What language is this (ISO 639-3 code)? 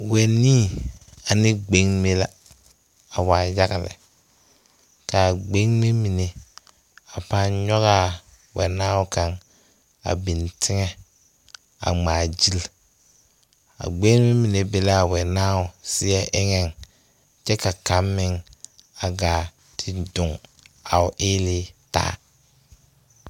dga